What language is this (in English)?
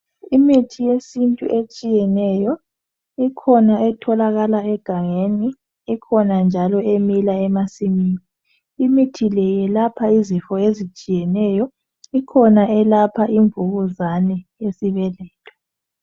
North Ndebele